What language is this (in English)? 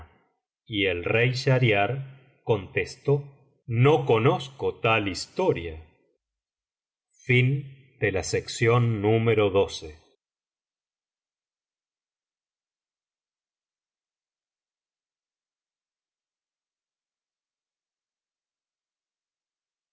Spanish